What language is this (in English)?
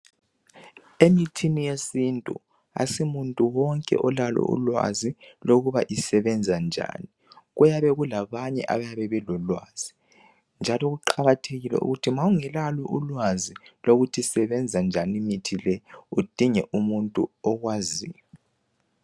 North Ndebele